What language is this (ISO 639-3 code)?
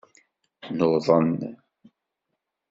kab